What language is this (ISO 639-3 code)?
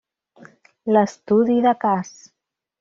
cat